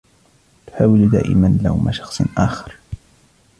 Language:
Arabic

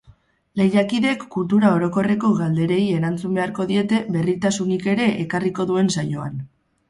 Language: Basque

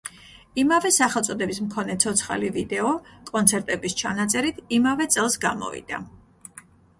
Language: Georgian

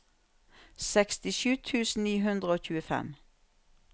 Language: Norwegian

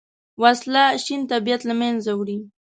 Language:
Pashto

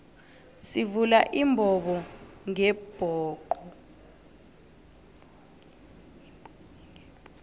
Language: South Ndebele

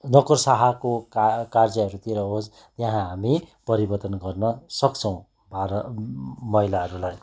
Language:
Nepali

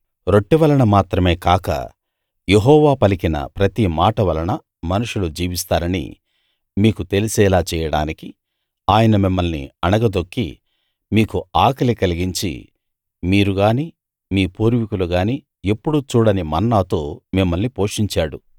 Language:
Telugu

